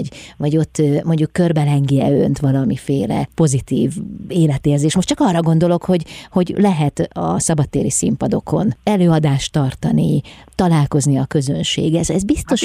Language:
Hungarian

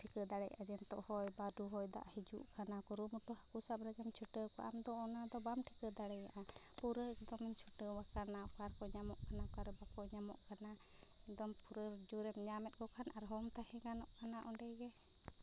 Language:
Santali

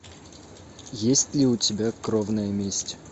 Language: Russian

